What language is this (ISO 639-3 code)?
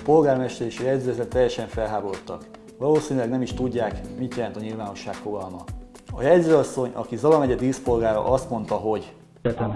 hun